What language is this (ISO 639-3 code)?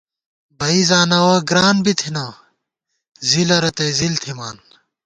gwt